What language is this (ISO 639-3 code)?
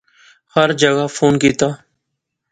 phr